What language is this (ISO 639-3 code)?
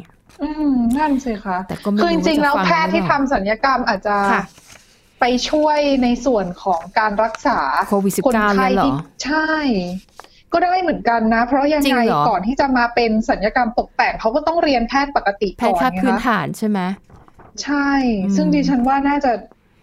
tha